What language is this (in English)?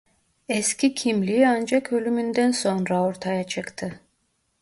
Turkish